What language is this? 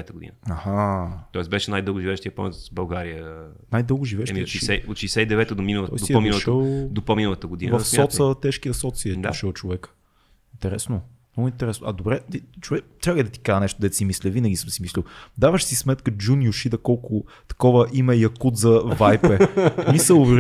Bulgarian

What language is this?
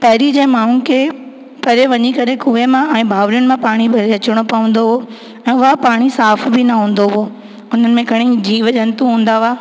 Sindhi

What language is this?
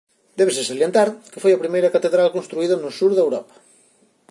Galician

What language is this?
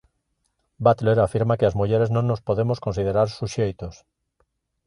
Galician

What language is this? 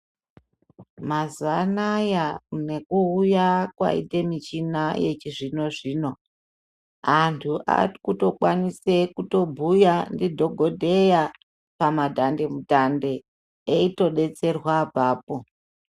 Ndau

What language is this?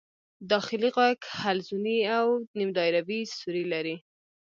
Pashto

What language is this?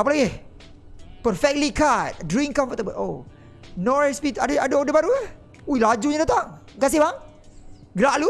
Malay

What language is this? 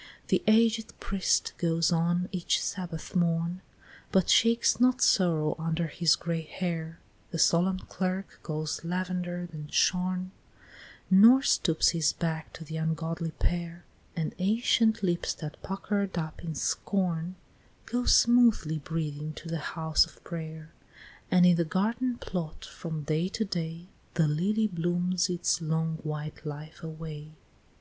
English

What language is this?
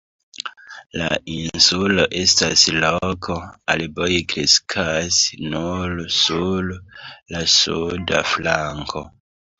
Esperanto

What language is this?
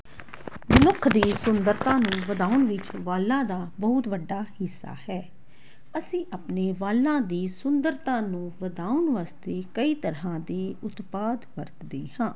Punjabi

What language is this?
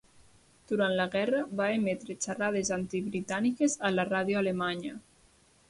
Catalan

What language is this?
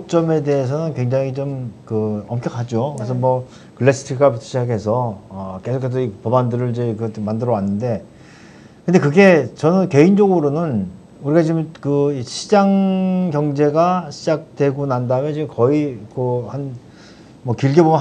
Korean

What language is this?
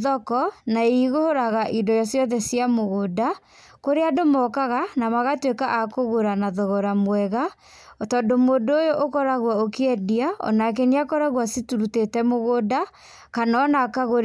Kikuyu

